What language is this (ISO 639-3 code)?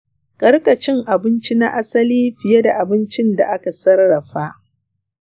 hau